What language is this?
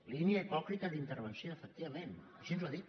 Catalan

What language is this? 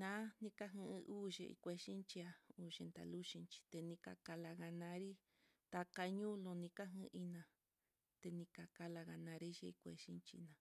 Mitlatongo Mixtec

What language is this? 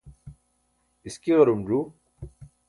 Burushaski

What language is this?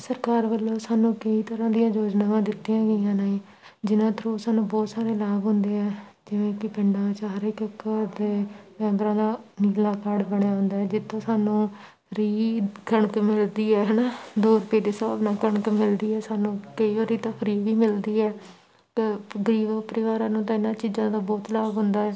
Punjabi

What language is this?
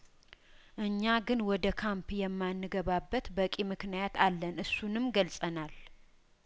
Amharic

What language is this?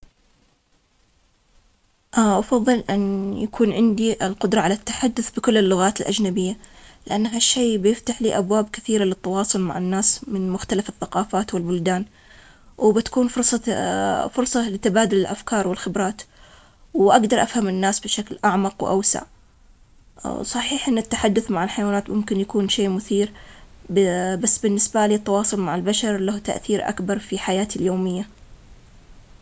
Omani Arabic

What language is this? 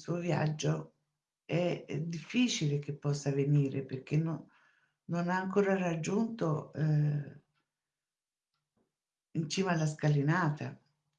Italian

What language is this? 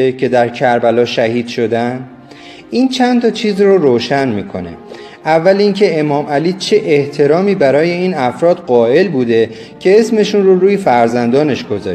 Persian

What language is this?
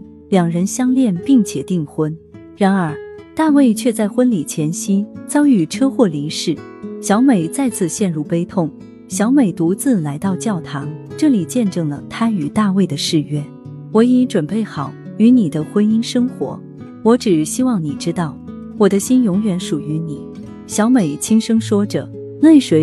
Chinese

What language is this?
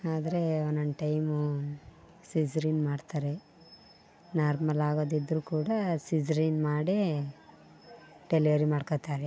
Kannada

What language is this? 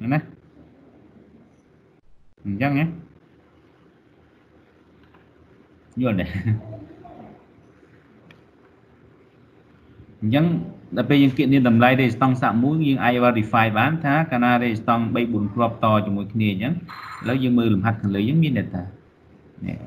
Vietnamese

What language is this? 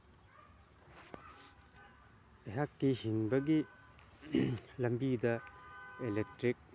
Manipuri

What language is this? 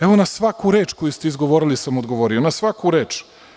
Serbian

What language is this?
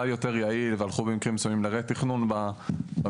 Hebrew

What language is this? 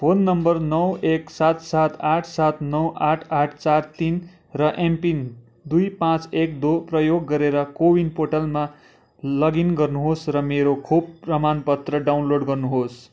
Nepali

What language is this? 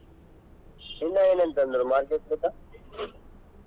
Kannada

